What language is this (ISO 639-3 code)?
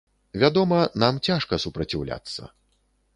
bel